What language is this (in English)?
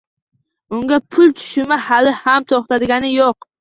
Uzbek